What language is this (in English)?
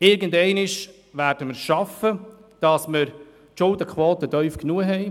Swiss German